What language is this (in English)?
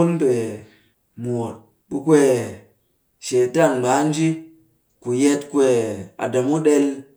Cakfem-Mushere